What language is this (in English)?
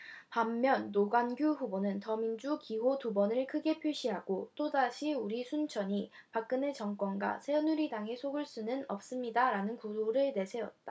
Korean